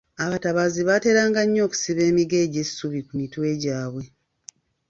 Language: Ganda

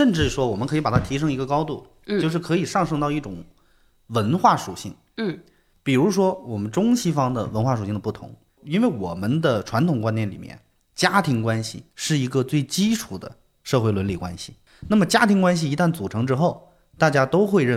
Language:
Chinese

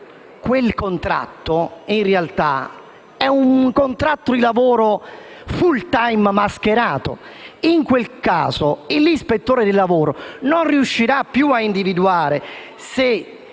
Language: Italian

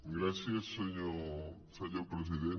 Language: Catalan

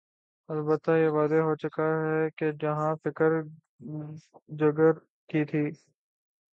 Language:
Urdu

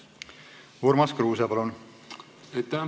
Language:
Estonian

